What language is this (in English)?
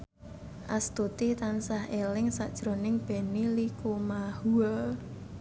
Javanese